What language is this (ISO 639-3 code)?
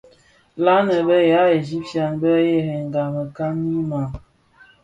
ksf